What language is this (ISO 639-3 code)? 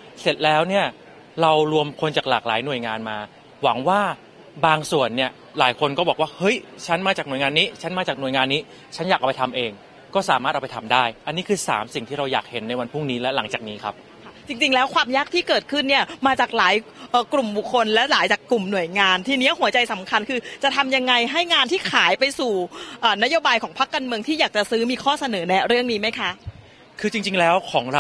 tha